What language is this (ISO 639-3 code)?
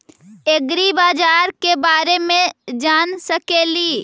mag